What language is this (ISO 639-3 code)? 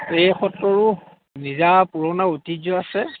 asm